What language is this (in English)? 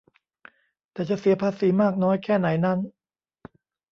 Thai